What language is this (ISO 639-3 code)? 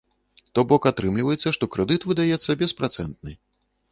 bel